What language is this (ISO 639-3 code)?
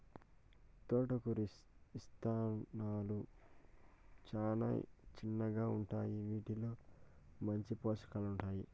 tel